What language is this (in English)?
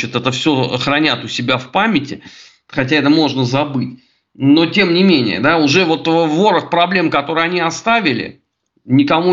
Russian